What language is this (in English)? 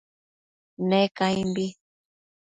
Matsés